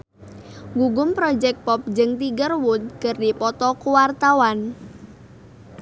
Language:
Sundanese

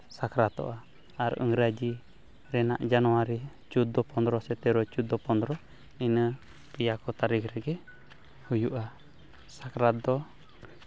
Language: Santali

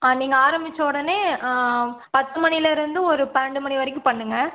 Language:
Tamil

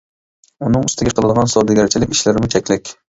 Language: Uyghur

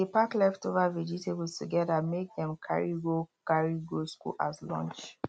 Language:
Nigerian Pidgin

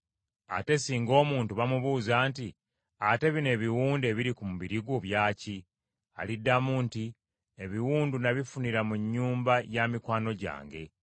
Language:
Ganda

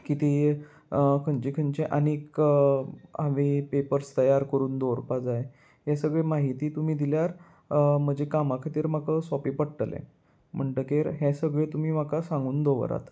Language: Konkani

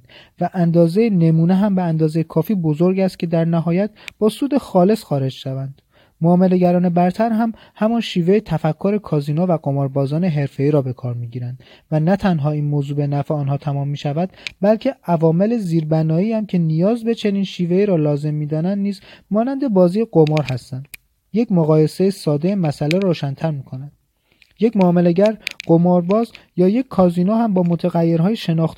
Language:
Persian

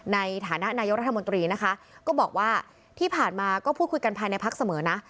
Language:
Thai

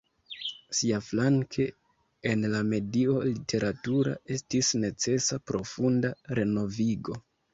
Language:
Esperanto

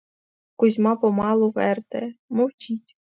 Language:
Ukrainian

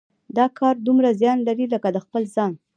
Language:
Pashto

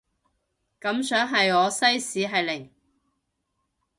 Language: Cantonese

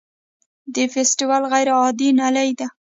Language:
Pashto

